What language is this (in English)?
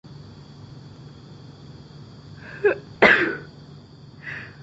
Chinese